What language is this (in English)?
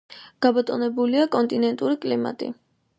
Georgian